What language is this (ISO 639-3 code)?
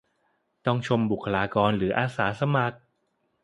tha